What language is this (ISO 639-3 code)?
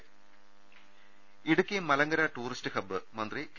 mal